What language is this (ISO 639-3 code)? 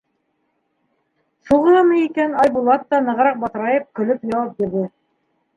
bak